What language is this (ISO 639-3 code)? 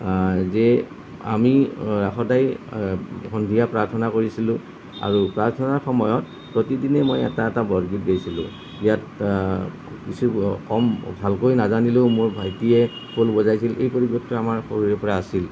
asm